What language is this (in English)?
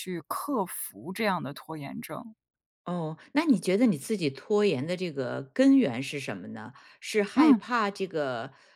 Chinese